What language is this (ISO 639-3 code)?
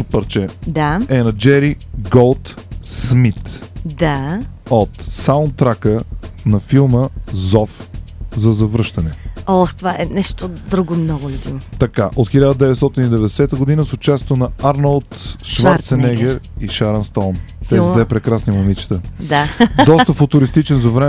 bul